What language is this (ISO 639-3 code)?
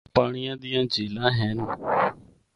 hno